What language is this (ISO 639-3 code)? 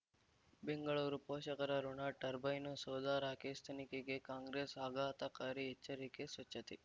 kan